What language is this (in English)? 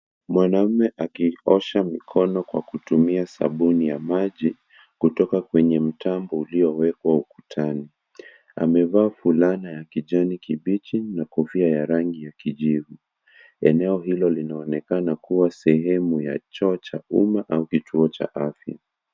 Swahili